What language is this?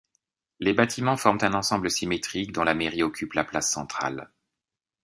French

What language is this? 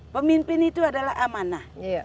Indonesian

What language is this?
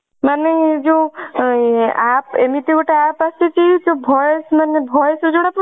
Odia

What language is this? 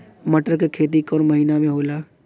Bhojpuri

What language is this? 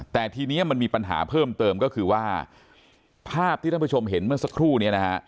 Thai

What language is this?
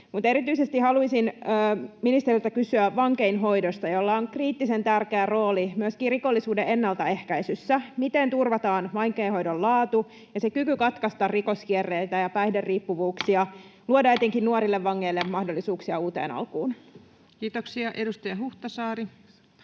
Finnish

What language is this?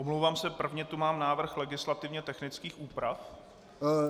Czech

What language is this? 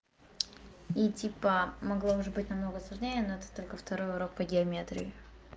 Russian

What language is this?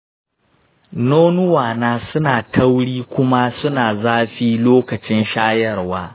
Hausa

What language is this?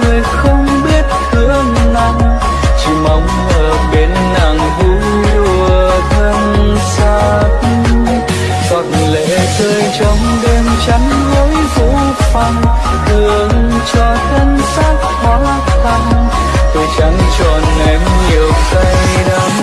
Vietnamese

